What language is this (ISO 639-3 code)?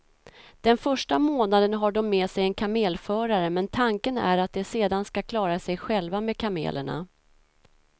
swe